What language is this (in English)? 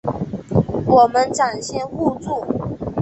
Chinese